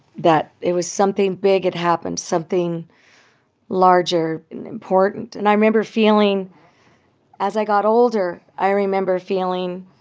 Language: English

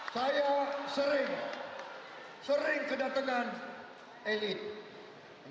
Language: Indonesian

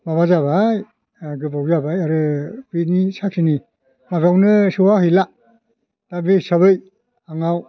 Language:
Bodo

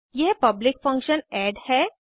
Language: Hindi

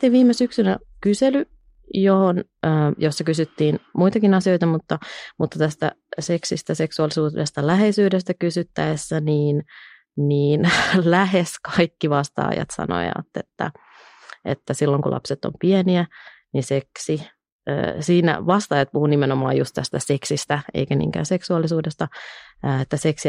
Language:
Finnish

